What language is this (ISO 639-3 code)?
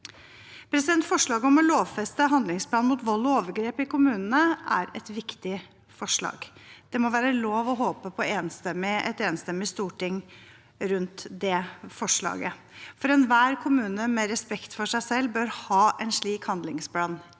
nor